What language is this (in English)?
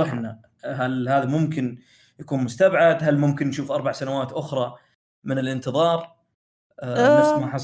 Arabic